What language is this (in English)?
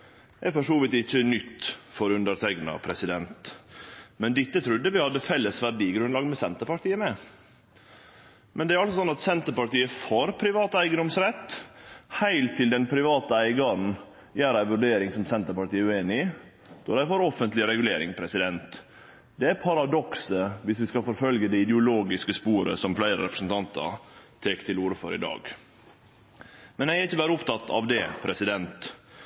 Norwegian Nynorsk